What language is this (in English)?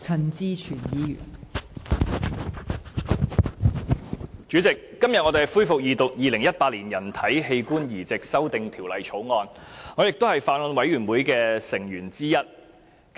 Cantonese